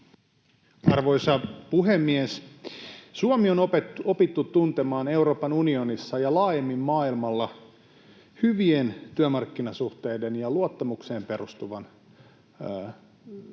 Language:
Finnish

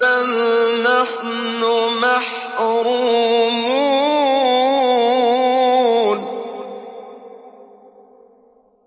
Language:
Arabic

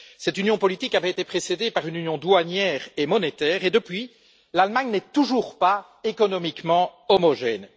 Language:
French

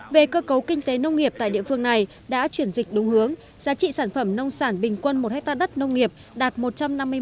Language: Vietnamese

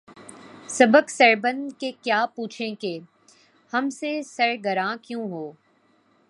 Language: Urdu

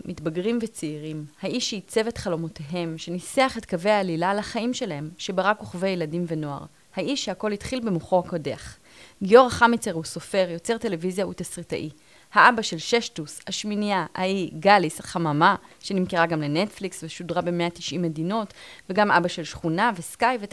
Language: Hebrew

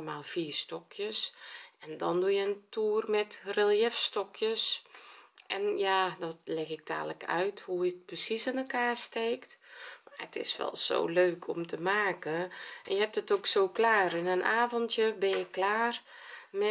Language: Dutch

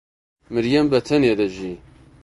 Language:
Central Kurdish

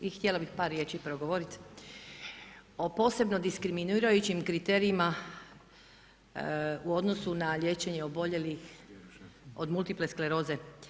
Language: Croatian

